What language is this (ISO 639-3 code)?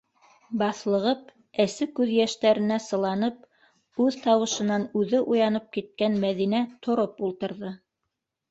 bak